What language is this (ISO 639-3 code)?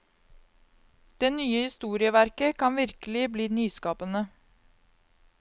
nor